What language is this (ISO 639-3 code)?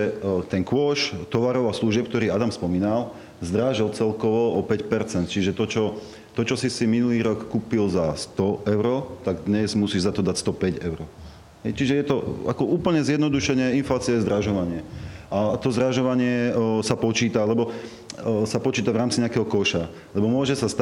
slk